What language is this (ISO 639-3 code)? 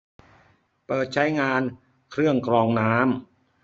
tha